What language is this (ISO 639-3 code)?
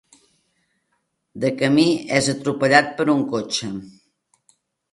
cat